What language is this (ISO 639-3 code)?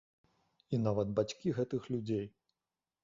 bel